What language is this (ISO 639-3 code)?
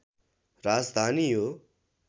nep